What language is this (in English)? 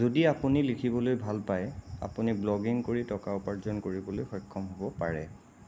Assamese